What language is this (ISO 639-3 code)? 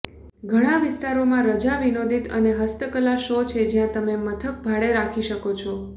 guj